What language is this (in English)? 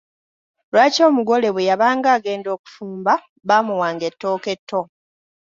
Ganda